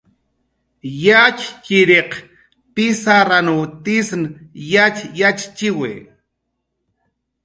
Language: Jaqaru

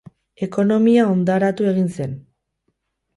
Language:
Basque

